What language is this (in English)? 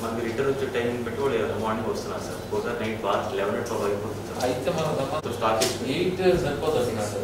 Romanian